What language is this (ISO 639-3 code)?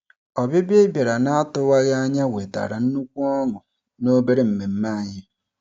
ibo